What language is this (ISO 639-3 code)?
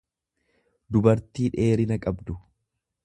orm